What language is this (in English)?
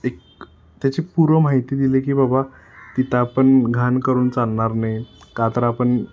Marathi